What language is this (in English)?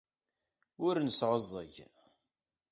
Kabyle